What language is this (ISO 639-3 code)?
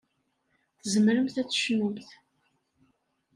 kab